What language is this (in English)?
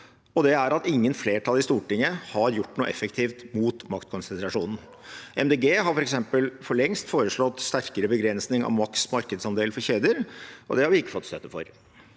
Norwegian